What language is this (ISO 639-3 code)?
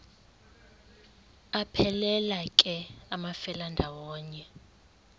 xho